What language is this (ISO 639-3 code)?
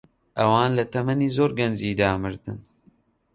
ckb